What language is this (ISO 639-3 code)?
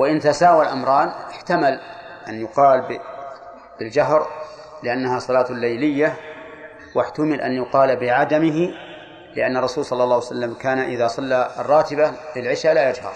ara